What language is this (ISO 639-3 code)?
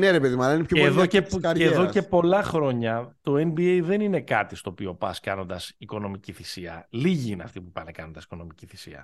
ell